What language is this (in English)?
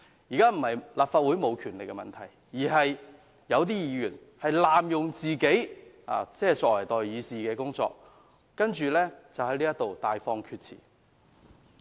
Cantonese